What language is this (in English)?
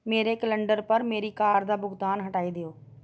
Dogri